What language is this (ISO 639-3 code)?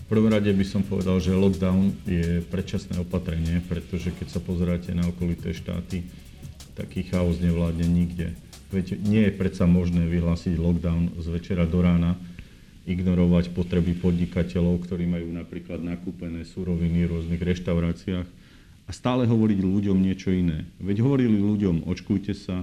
slk